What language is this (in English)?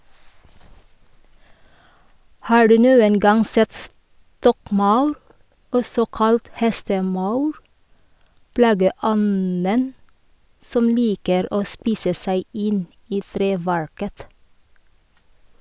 Norwegian